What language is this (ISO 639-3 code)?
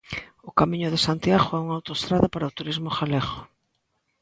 glg